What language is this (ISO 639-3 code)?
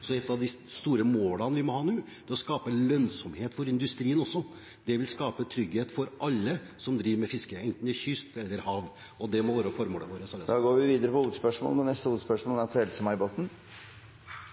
nob